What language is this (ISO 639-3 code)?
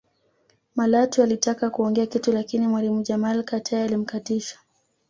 swa